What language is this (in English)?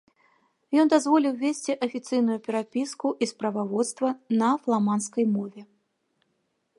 Belarusian